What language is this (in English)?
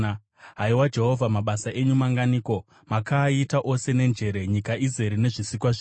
Shona